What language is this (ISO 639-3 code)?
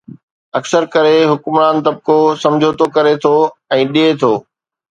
snd